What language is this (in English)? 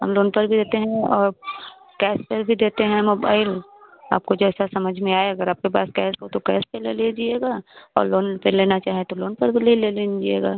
Hindi